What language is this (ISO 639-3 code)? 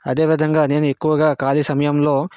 tel